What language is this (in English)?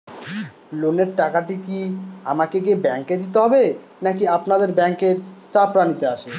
Bangla